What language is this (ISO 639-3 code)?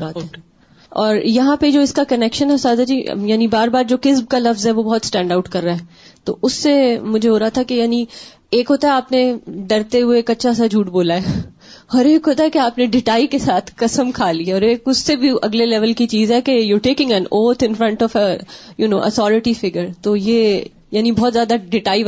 urd